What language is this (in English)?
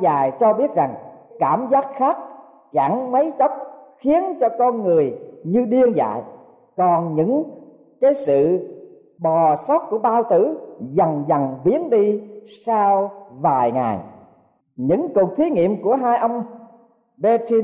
Vietnamese